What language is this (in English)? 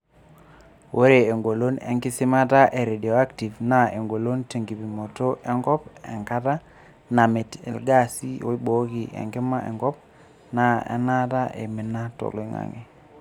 Masai